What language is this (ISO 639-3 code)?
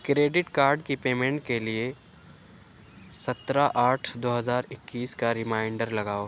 urd